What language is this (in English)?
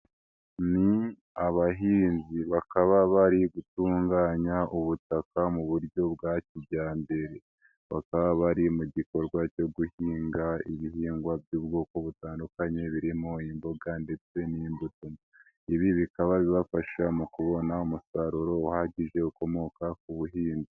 Kinyarwanda